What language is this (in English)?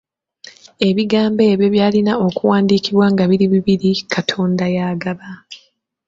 Ganda